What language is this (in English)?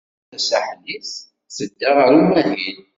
Kabyle